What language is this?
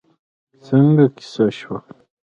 Pashto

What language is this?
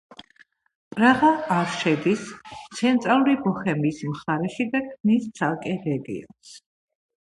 Georgian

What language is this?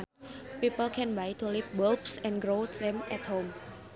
Sundanese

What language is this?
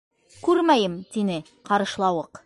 Bashkir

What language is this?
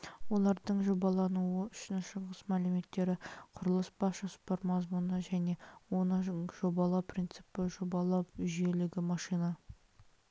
Kazakh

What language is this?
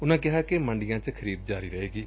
Punjabi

